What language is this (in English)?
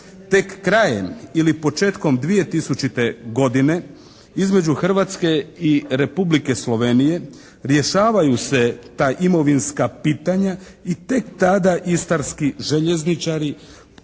Croatian